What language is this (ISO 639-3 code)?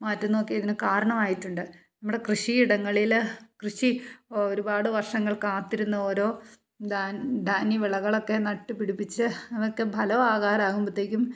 mal